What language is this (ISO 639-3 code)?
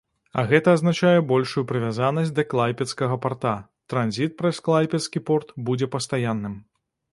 bel